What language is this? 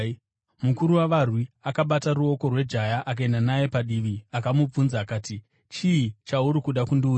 Shona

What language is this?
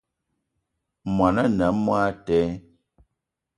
Eton (Cameroon)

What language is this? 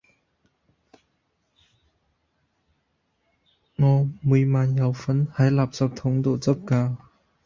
Cantonese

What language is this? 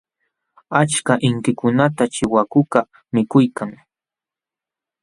Jauja Wanca Quechua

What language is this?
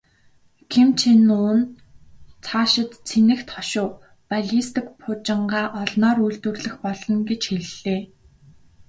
Mongolian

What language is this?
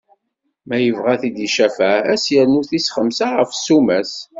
Kabyle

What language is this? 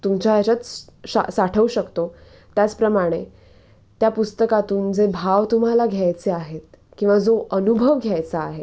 Marathi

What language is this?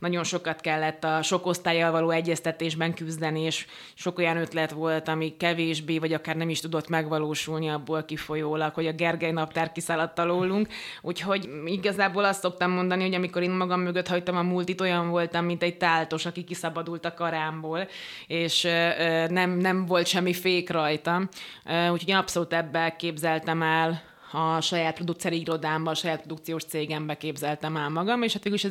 Hungarian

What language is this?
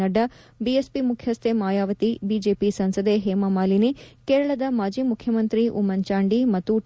Kannada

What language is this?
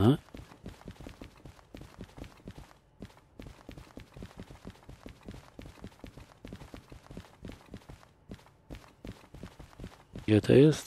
Polish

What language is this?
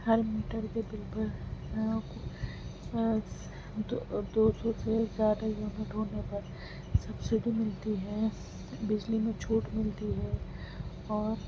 Urdu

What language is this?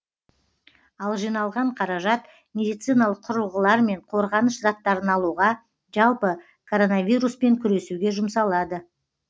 Kazakh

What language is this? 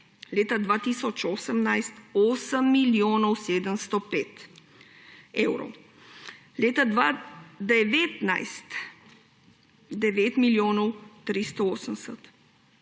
Slovenian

